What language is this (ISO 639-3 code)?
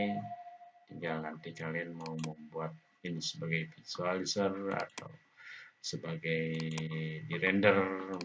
ind